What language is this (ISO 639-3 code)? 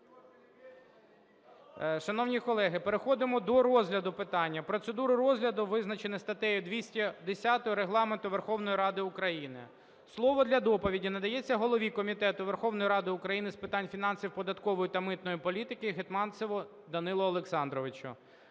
ukr